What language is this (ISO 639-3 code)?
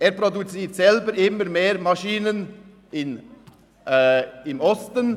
gsw